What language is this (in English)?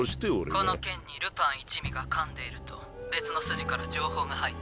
Japanese